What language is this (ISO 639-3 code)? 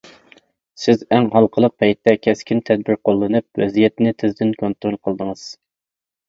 uig